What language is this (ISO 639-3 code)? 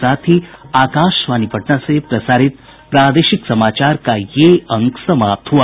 hin